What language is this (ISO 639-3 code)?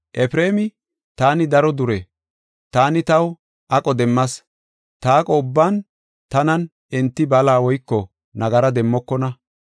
gof